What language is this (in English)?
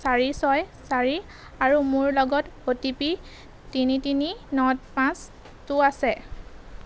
Assamese